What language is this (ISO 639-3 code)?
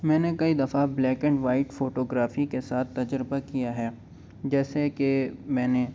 urd